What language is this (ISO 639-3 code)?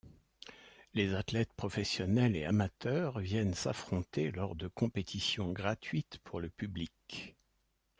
fra